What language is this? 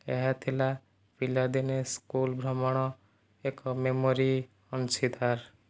Odia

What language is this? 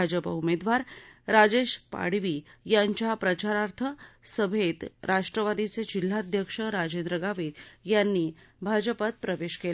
Marathi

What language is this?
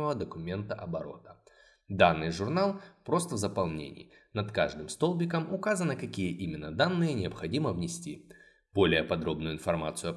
Russian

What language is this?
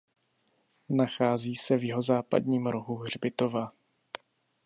Czech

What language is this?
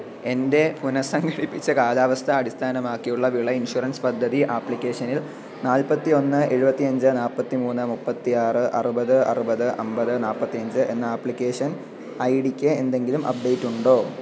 Malayalam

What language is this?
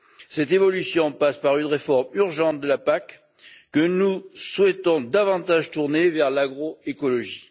French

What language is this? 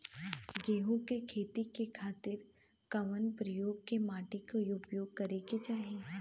Bhojpuri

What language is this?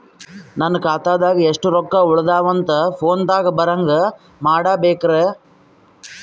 Kannada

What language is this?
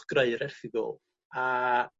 Welsh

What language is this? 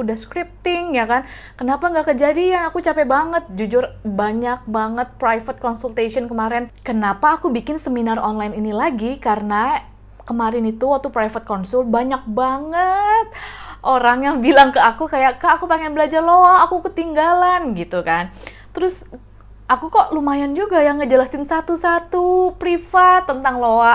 Indonesian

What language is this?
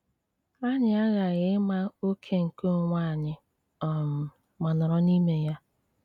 Igbo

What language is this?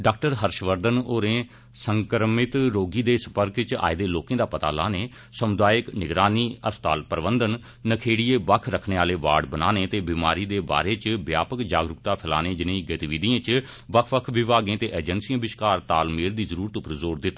Dogri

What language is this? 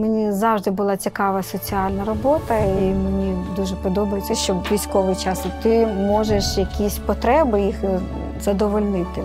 Ukrainian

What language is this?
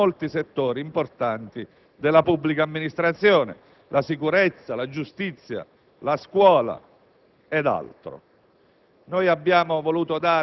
Italian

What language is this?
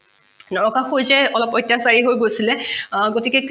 Assamese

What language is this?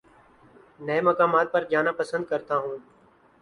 Urdu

